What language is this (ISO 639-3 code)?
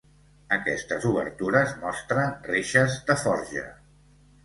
cat